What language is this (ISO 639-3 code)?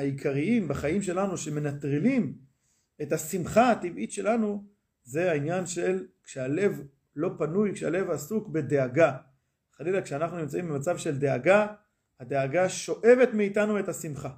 heb